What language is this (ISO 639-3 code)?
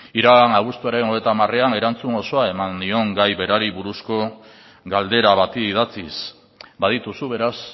eus